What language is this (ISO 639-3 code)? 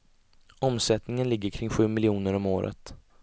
swe